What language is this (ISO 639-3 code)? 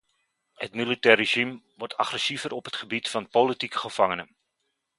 nld